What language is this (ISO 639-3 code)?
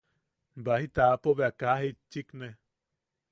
yaq